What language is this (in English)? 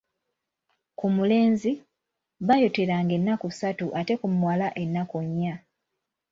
Ganda